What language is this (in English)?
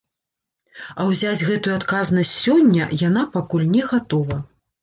Belarusian